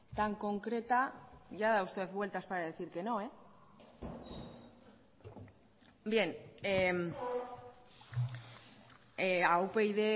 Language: Spanish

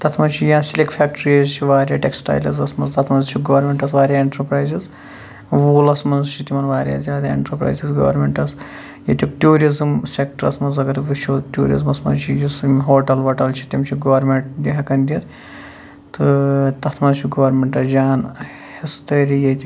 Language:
Kashmiri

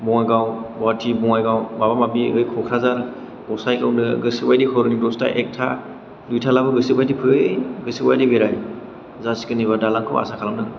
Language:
Bodo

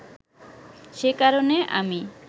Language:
Bangla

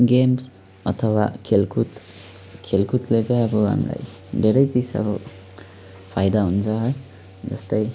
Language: Nepali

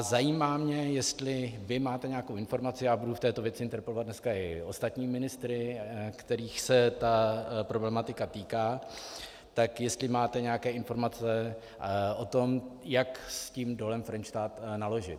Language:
Czech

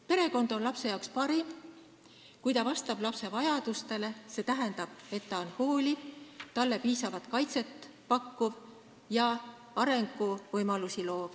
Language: Estonian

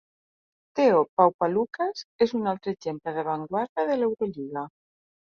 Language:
Catalan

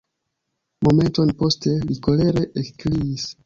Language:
Esperanto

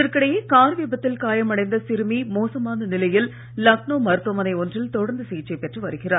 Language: Tamil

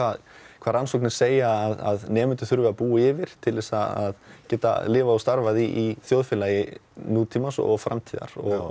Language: Icelandic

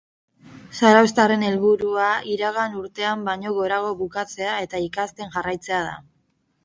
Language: Basque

